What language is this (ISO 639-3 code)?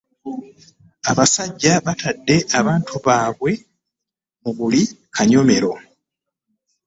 lug